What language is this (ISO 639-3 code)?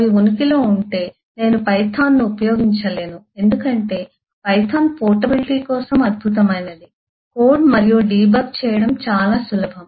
tel